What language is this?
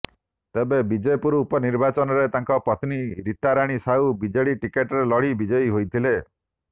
Odia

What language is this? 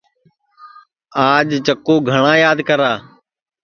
Sansi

